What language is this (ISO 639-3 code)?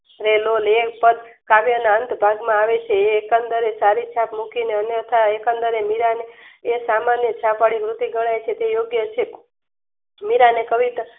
guj